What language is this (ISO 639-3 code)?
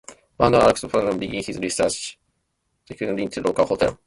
eng